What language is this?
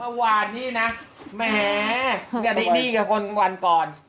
Thai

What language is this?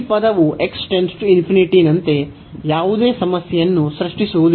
Kannada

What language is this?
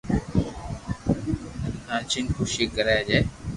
Loarki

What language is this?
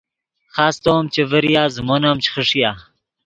Yidgha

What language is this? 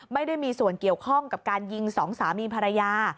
Thai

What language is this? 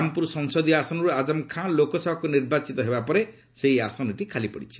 Odia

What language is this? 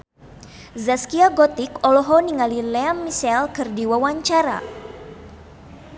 Sundanese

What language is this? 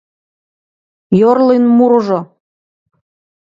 Mari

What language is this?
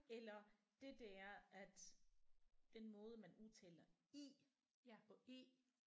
Danish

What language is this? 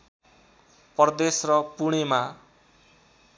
Nepali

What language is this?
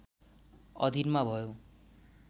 Nepali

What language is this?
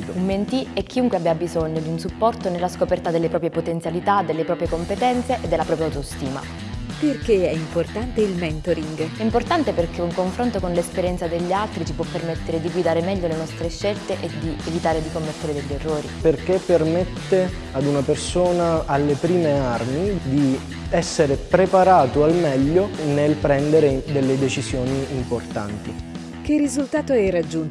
Italian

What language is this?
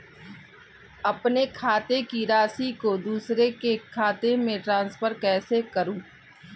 Hindi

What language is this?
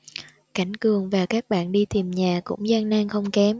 Vietnamese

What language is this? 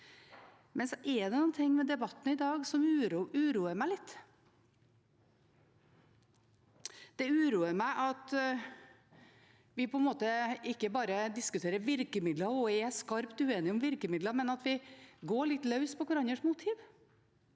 Norwegian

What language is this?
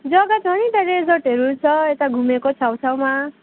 Nepali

